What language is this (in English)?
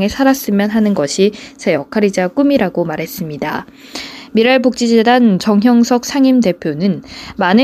Korean